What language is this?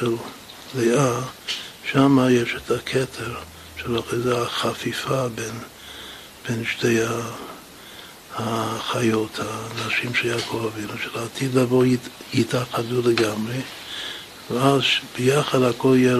Hebrew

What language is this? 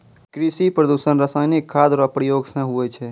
Maithili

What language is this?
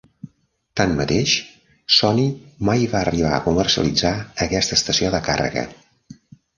Catalan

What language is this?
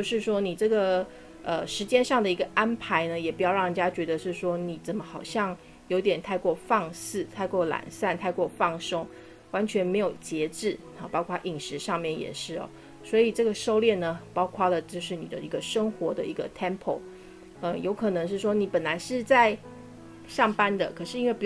Chinese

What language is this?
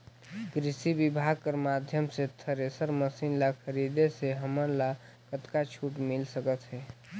Chhattisgarhi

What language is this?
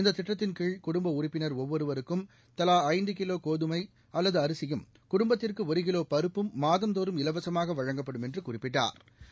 Tamil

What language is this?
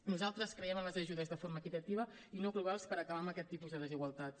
Catalan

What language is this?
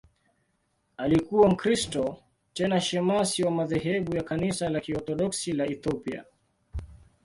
Swahili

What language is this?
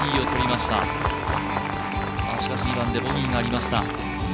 Japanese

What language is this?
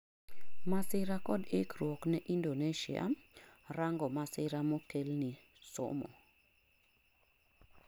Luo (Kenya and Tanzania)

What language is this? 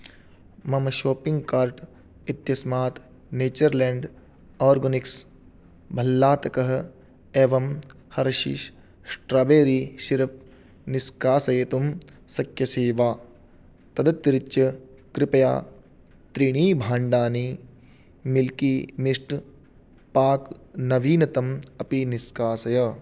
Sanskrit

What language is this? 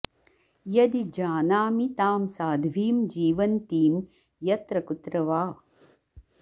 Sanskrit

